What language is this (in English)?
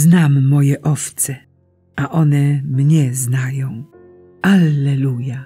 Polish